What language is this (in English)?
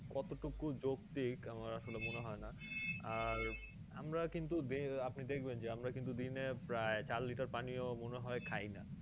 Bangla